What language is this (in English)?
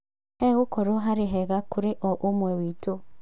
Kikuyu